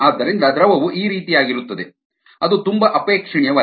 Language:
Kannada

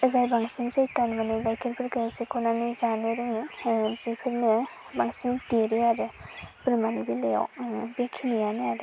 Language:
Bodo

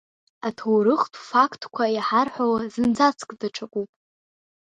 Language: Abkhazian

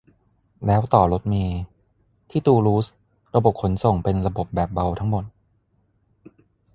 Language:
Thai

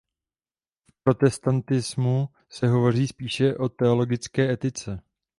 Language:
Czech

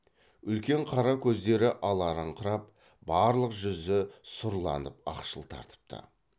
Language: Kazakh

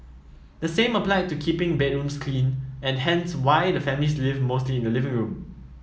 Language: English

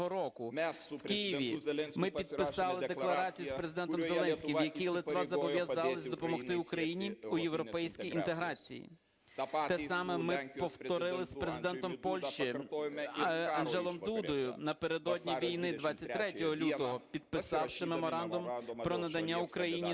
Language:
Ukrainian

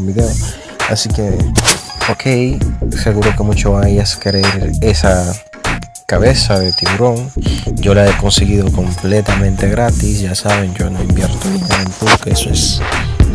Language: Spanish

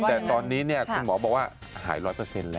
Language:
Thai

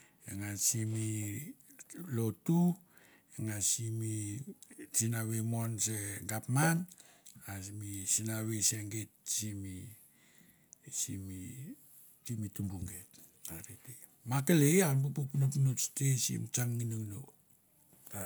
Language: Mandara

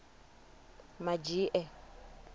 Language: Venda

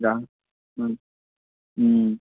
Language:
Assamese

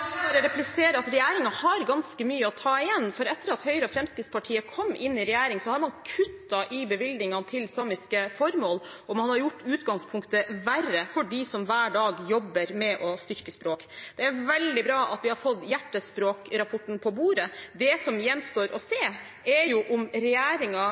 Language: Norwegian Bokmål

